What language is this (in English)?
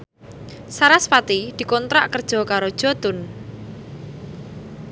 Javanese